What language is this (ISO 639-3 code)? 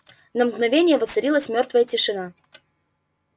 rus